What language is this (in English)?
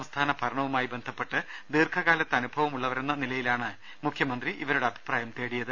Malayalam